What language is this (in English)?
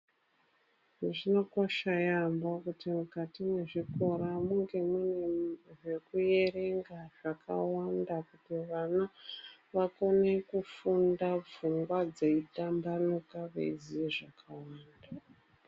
Ndau